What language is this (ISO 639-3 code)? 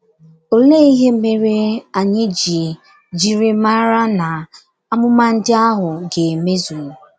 ibo